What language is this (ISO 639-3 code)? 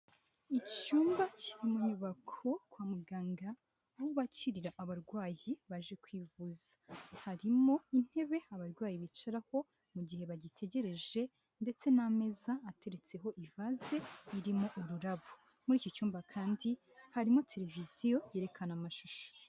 kin